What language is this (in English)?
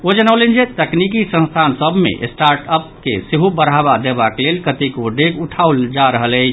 Maithili